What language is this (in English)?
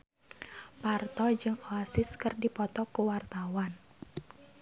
Sundanese